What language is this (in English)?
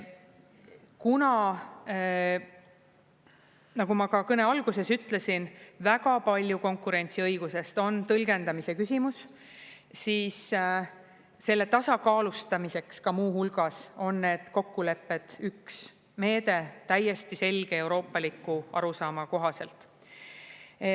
Estonian